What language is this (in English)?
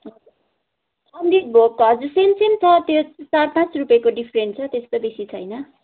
Nepali